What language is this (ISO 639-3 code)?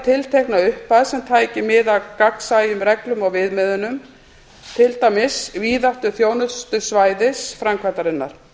isl